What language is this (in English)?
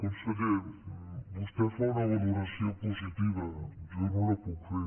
Catalan